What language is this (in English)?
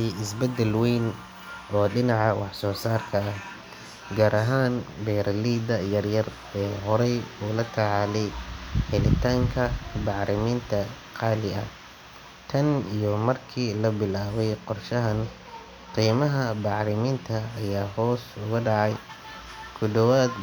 Somali